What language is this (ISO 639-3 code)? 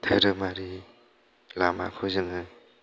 brx